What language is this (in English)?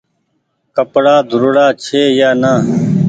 Goaria